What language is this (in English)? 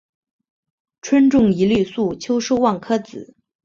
Chinese